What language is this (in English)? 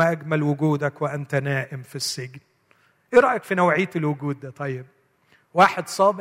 Arabic